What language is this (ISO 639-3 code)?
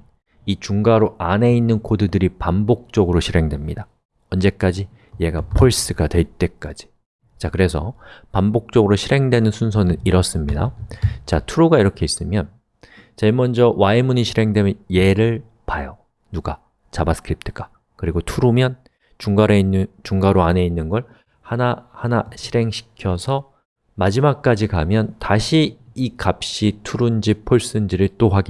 kor